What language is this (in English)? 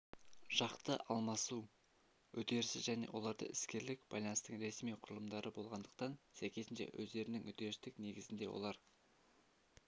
Kazakh